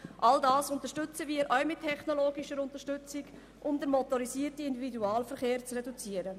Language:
Swiss German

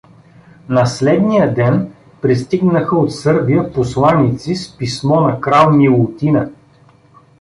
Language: Bulgarian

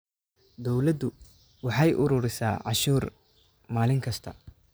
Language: Somali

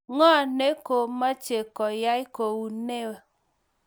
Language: Kalenjin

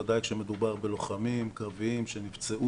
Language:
Hebrew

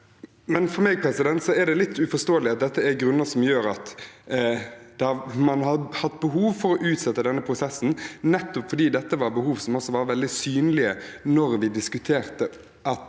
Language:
Norwegian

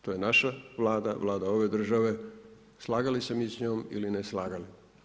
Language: Croatian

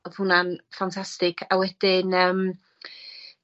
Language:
Welsh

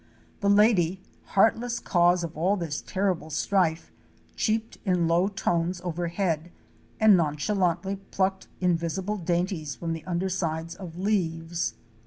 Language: English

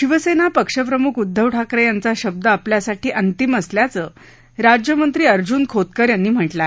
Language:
Marathi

